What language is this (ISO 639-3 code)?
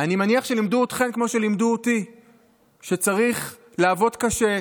heb